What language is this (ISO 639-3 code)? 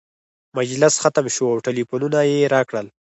pus